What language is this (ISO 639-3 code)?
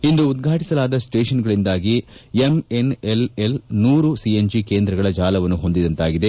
kan